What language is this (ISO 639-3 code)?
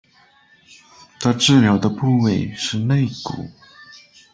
zho